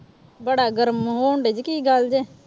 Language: Punjabi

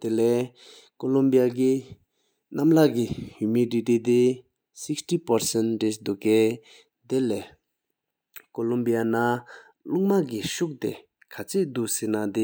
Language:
Sikkimese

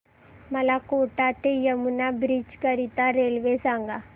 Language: Marathi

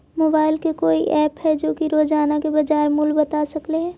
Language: Magahi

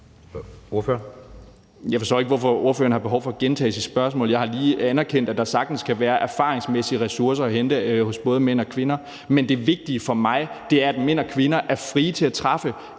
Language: Danish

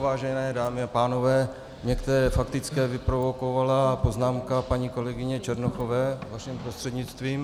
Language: Czech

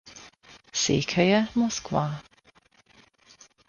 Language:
Hungarian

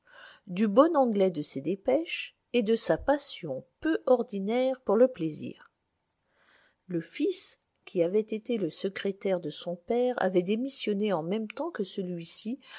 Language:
French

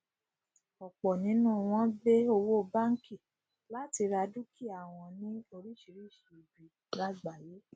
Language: Yoruba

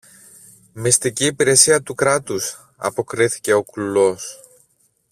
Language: Greek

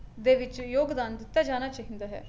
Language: Punjabi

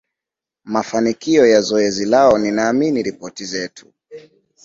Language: Swahili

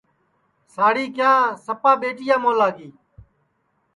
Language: Sansi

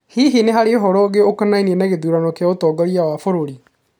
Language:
Kikuyu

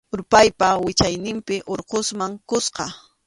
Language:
Arequipa-La Unión Quechua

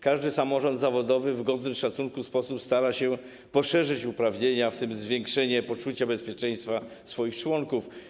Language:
Polish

